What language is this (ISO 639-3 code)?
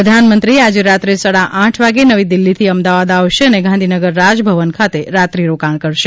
guj